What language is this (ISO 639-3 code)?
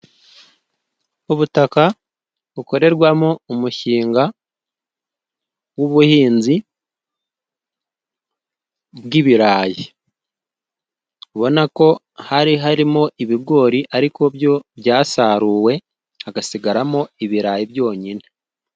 kin